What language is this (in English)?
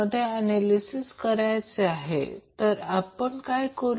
Marathi